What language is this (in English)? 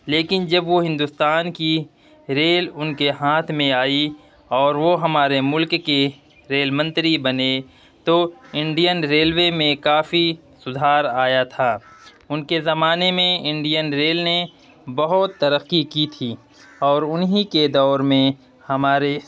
Urdu